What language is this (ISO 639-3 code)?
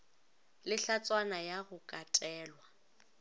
nso